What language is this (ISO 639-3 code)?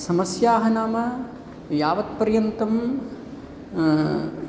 san